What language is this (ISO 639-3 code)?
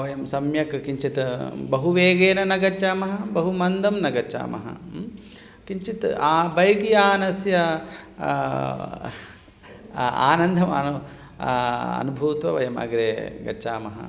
san